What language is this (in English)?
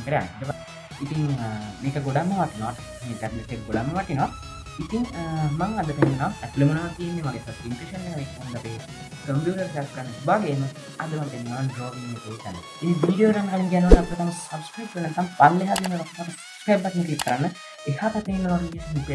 Sinhala